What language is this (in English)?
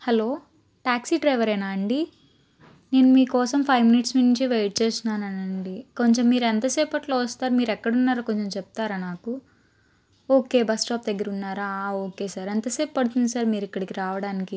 Telugu